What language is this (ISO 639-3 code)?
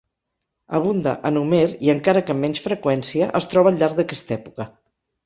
cat